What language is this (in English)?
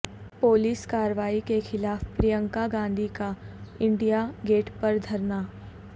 Urdu